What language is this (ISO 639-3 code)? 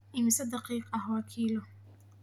som